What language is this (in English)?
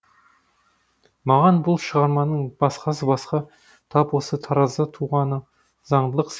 Kazakh